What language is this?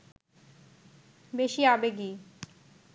Bangla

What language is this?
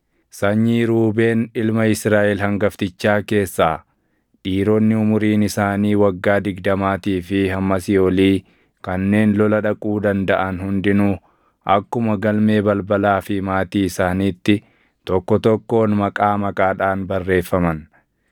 Oromo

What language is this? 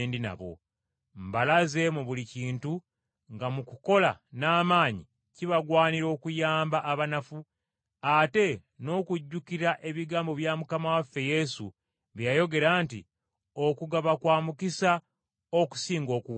Ganda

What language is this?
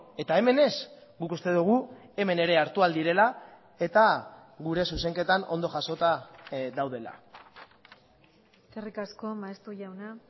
Basque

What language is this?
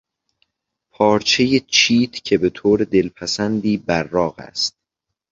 Persian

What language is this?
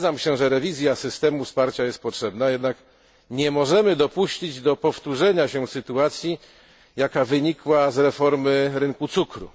Polish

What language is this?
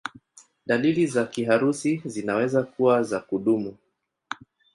Swahili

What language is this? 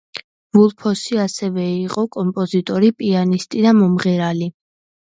Georgian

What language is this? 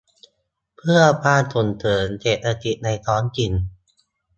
Thai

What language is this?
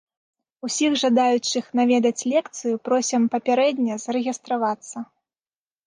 Belarusian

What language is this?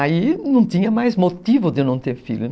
Portuguese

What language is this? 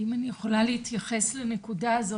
Hebrew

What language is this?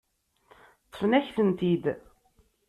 Kabyle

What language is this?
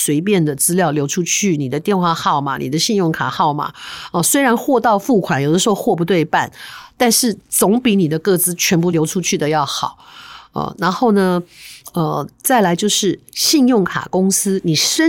Chinese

